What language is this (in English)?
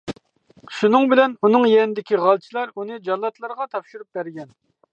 Uyghur